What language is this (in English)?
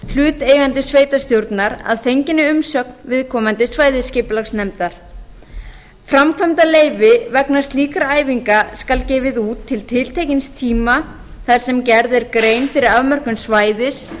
Icelandic